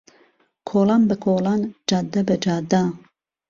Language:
Central Kurdish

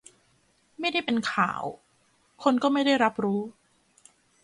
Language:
Thai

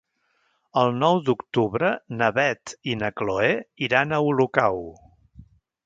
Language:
Catalan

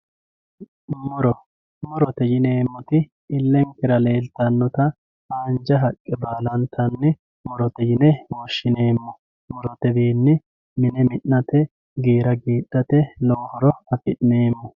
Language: Sidamo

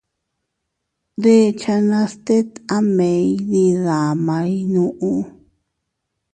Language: Teutila Cuicatec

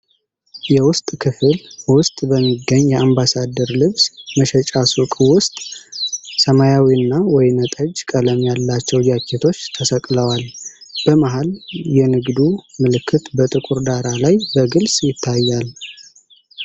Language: Amharic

